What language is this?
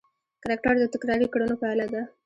Pashto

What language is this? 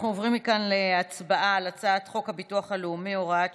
Hebrew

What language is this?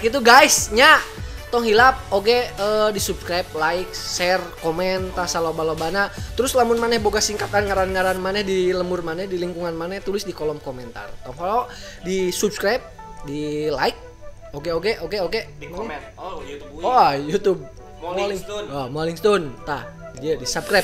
Indonesian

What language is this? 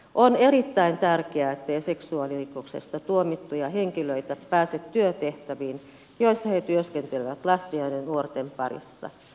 Finnish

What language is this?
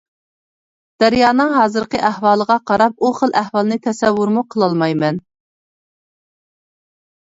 Uyghur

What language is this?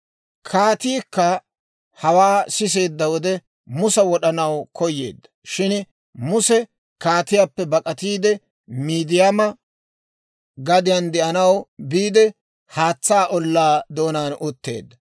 Dawro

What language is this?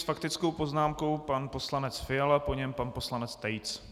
Czech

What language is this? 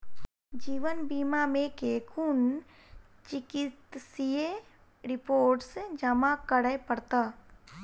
Maithili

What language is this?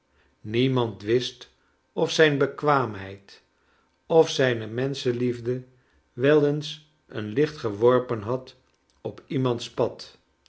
Dutch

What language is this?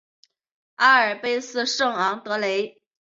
Chinese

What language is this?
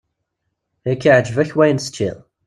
Kabyle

